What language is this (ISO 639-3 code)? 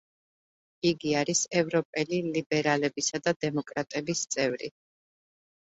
kat